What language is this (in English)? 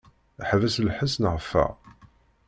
Kabyle